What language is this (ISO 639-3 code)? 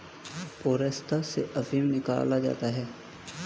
hin